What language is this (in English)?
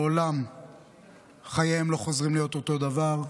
Hebrew